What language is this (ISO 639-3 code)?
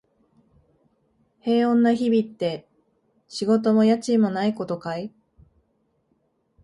jpn